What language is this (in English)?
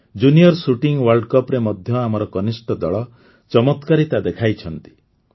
Odia